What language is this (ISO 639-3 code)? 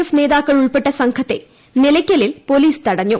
mal